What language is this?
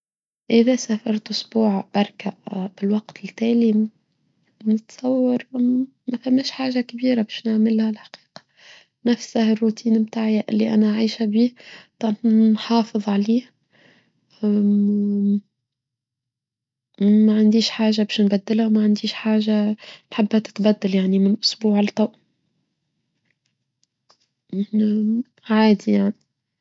Tunisian Arabic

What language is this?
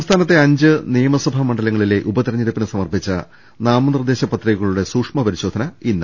Malayalam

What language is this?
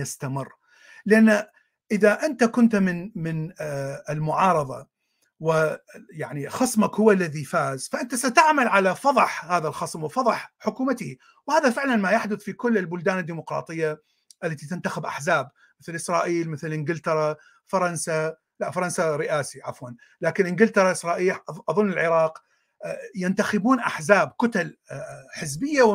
Arabic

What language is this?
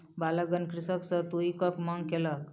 Maithili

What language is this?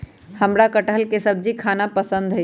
Magahi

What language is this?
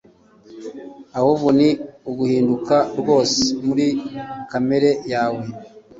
Kinyarwanda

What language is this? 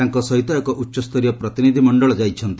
Odia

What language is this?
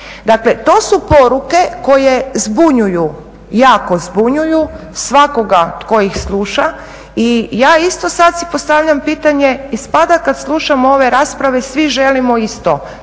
Croatian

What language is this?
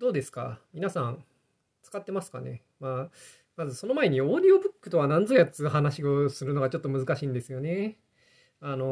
Japanese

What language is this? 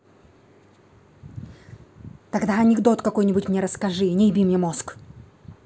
Russian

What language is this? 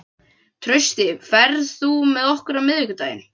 Icelandic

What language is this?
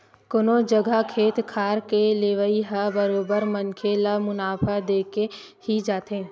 Chhattisgarhi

